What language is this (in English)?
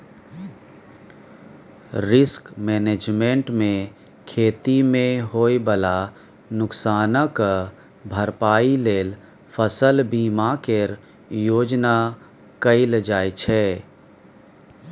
Maithili